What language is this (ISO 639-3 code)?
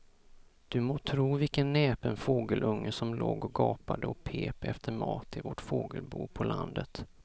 swe